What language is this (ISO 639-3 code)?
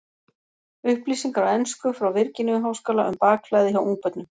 isl